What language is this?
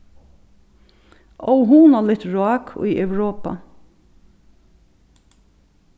Faroese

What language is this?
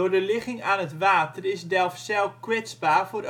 Dutch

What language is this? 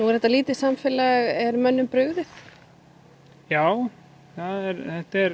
Icelandic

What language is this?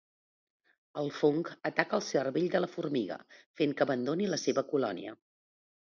Catalan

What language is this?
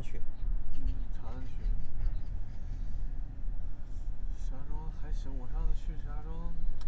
Chinese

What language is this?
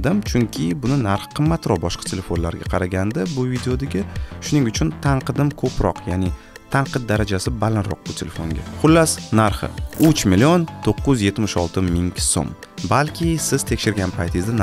Turkish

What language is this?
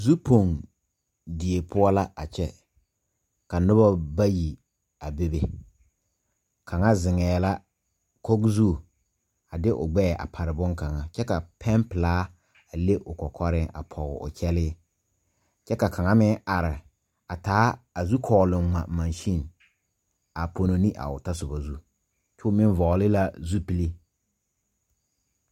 Southern Dagaare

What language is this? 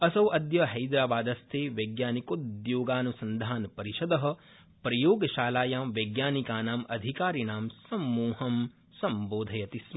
Sanskrit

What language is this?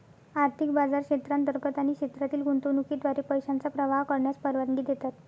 Marathi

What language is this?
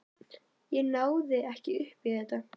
Icelandic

